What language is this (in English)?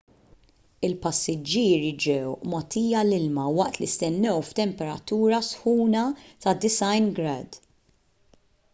Maltese